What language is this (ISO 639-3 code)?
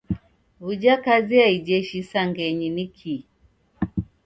dav